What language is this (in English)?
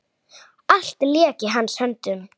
Icelandic